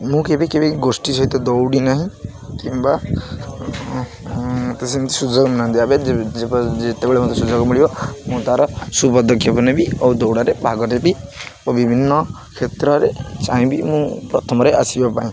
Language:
Odia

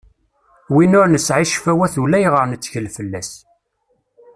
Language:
Kabyle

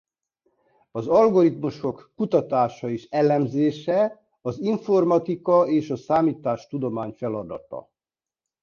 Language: Hungarian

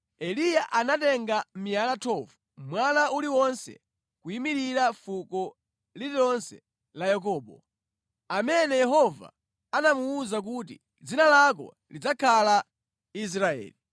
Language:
Nyanja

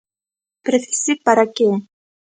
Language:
Galician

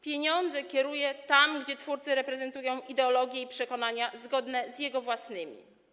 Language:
Polish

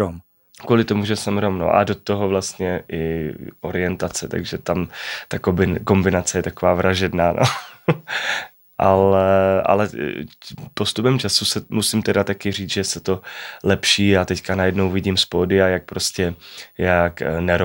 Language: Czech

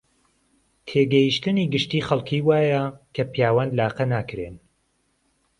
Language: Central Kurdish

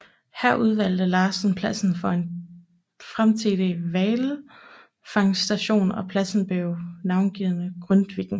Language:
Danish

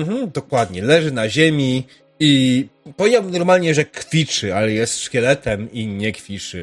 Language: Polish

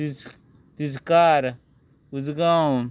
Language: Konkani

